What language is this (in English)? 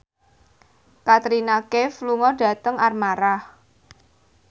Javanese